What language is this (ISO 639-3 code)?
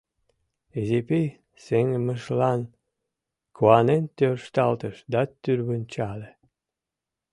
chm